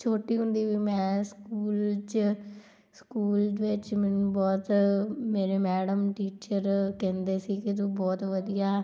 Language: Punjabi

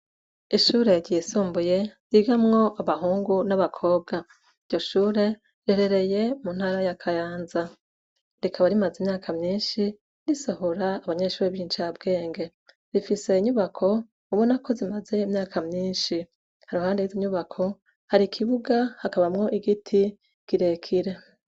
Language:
Rundi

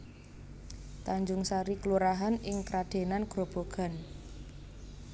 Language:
Javanese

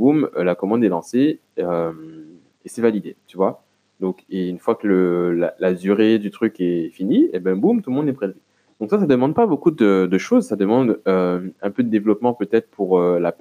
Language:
French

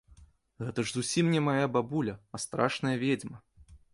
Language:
Belarusian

